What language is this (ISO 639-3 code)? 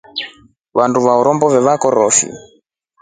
rof